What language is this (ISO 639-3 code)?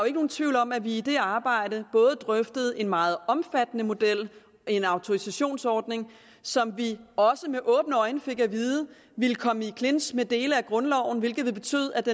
dan